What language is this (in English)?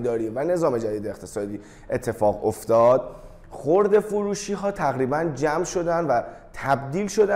Persian